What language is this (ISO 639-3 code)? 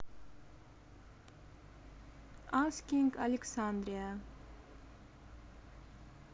rus